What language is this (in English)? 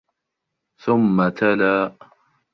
Arabic